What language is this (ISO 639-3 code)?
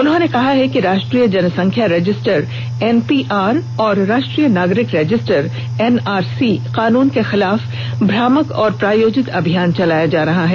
hin